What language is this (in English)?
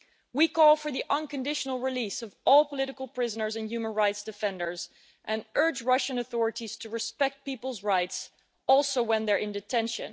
English